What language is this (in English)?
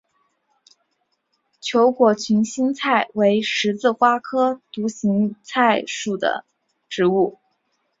Chinese